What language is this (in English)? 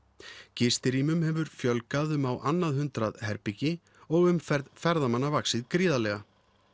Icelandic